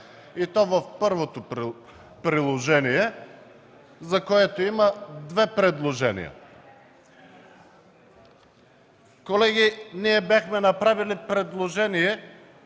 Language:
Bulgarian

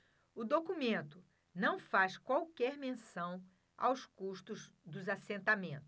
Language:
Portuguese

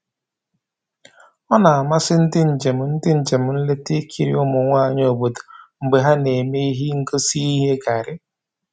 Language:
Igbo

